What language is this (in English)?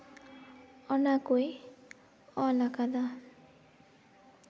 Santali